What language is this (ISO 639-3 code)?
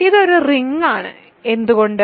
mal